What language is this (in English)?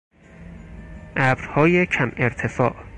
Persian